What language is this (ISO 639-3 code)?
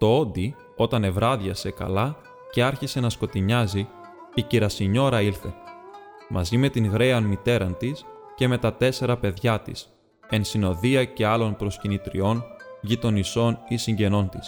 ell